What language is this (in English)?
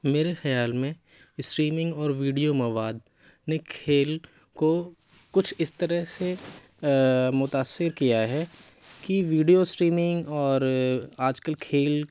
Urdu